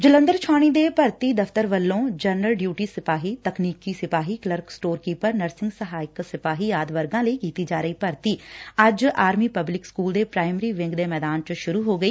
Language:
Punjabi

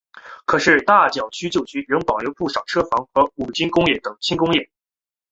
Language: Chinese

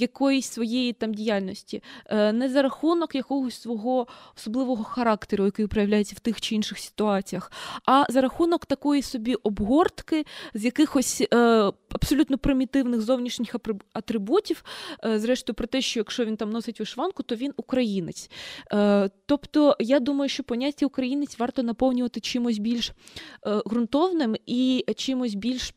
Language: Ukrainian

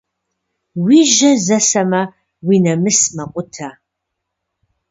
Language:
Kabardian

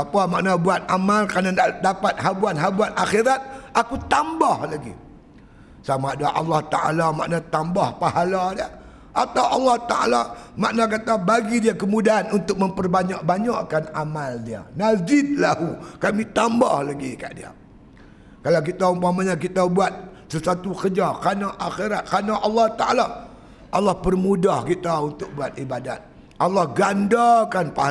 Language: Malay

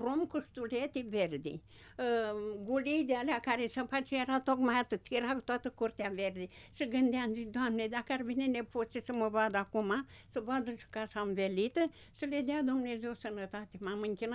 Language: Romanian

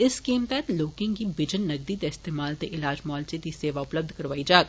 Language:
Dogri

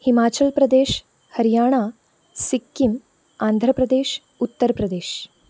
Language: Konkani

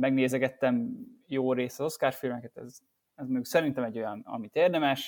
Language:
Hungarian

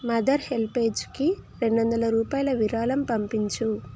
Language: Telugu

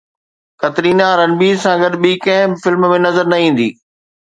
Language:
Sindhi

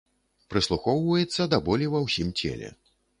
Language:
Belarusian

